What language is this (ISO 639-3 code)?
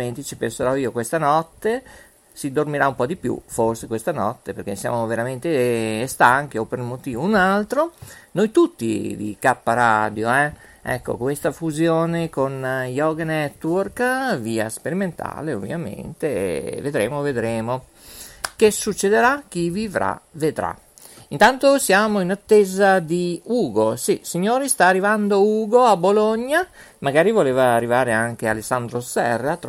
ita